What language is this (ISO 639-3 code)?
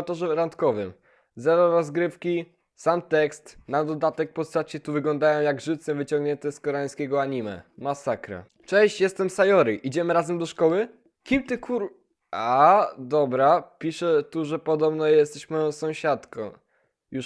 pol